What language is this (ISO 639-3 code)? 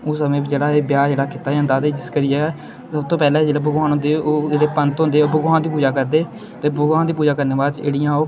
doi